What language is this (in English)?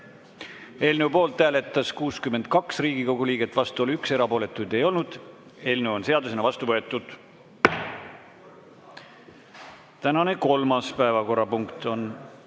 Estonian